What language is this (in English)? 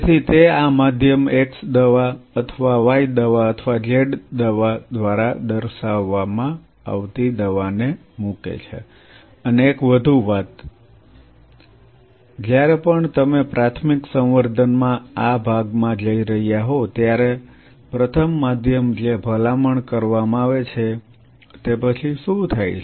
Gujarati